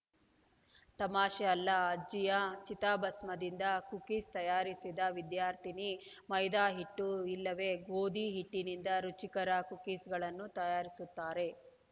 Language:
Kannada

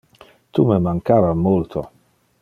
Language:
Interlingua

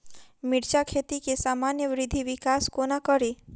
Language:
Maithili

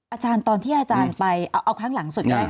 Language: Thai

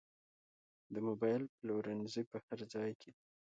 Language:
Pashto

